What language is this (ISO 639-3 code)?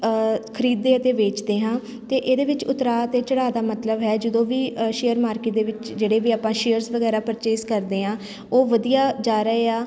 pan